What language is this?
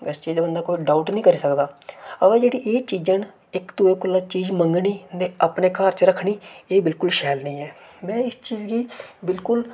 Dogri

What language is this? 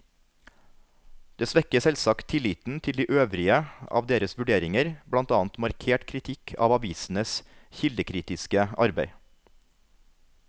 Norwegian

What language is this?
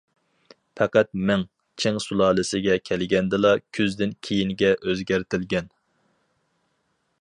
Uyghur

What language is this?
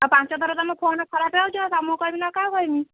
Odia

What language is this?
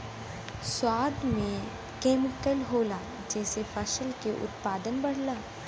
Bhojpuri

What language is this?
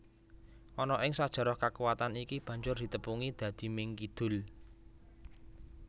Javanese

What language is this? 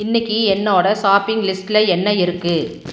Tamil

